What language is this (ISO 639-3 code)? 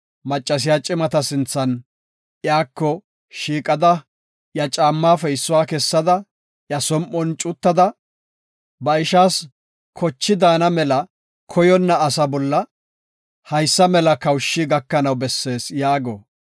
gof